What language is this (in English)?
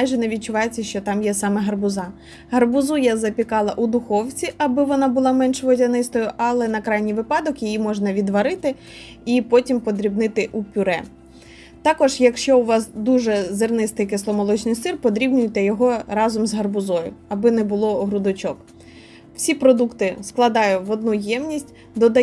Ukrainian